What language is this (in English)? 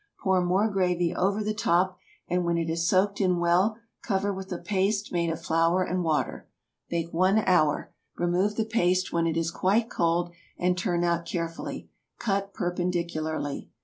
English